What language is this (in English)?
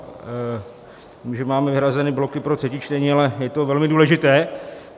Czech